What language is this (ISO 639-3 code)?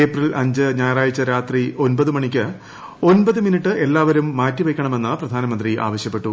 mal